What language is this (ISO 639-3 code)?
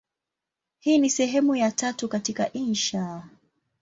swa